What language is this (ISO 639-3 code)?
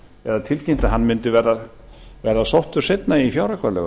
isl